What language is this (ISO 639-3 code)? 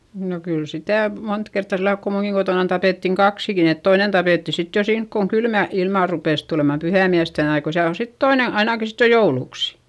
fin